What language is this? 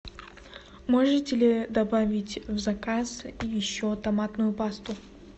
Russian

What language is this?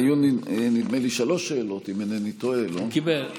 Hebrew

